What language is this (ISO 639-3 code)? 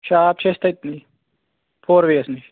kas